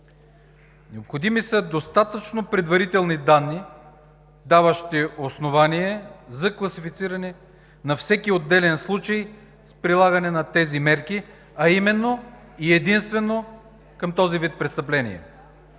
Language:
Bulgarian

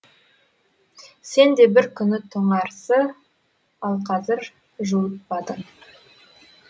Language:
Kazakh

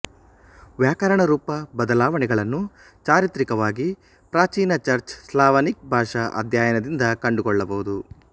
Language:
Kannada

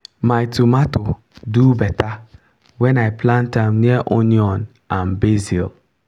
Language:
Nigerian Pidgin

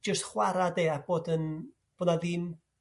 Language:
Welsh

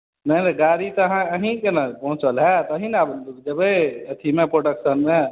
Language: Maithili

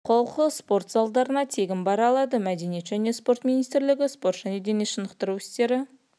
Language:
Kazakh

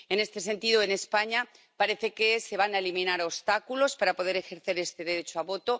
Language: Spanish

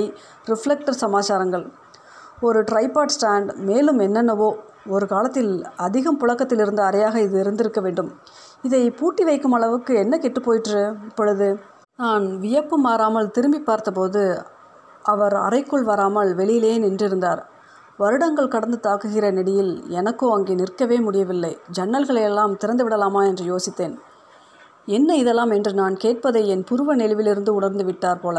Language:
Tamil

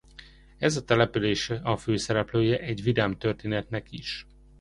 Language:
Hungarian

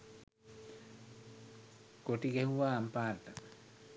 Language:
Sinhala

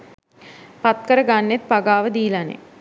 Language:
Sinhala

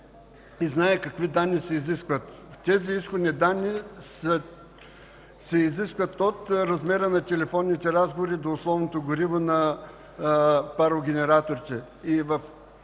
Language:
Bulgarian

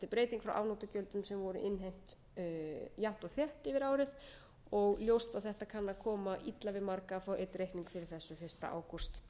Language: Icelandic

